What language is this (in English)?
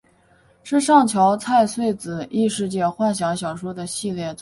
Chinese